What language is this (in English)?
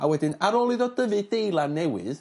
Welsh